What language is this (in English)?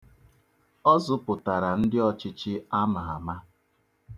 Igbo